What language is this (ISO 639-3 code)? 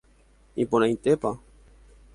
grn